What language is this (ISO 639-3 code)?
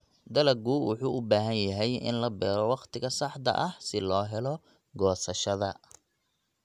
som